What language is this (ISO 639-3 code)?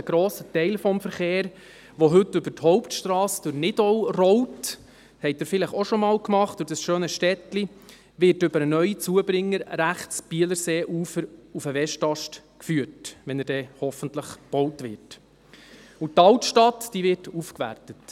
gsw